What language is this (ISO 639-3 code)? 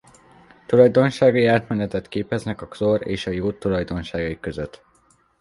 hun